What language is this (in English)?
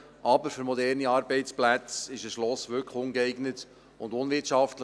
Swiss German